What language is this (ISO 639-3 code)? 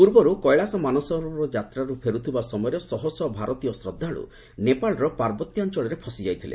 ori